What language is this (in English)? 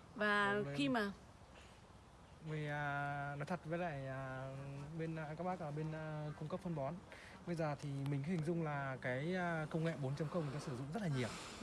Vietnamese